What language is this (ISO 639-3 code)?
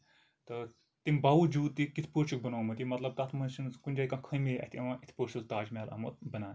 kas